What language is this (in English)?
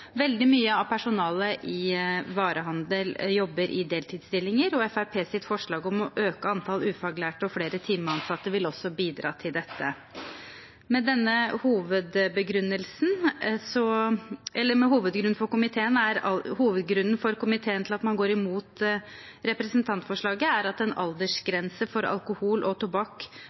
Norwegian Bokmål